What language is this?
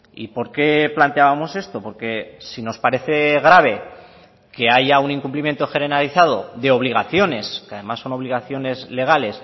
Spanish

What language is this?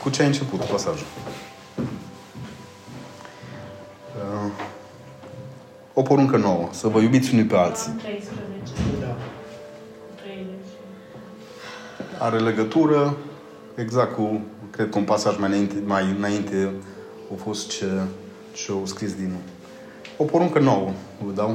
Romanian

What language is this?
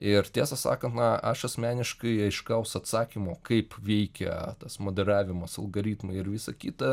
Lithuanian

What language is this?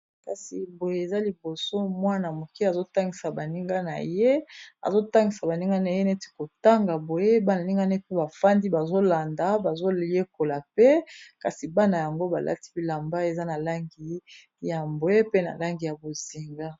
Lingala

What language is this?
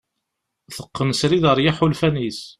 Kabyle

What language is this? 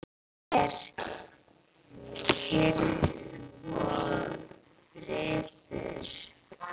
Icelandic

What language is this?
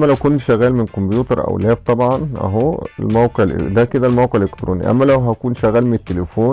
Arabic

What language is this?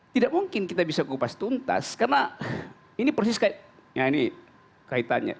Indonesian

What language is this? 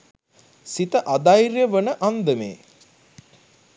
Sinhala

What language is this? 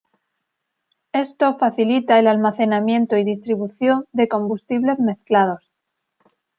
Spanish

